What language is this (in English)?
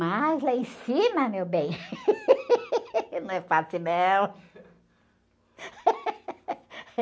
Portuguese